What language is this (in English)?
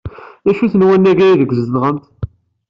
Kabyle